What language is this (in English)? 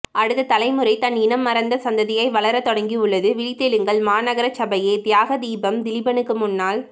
Tamil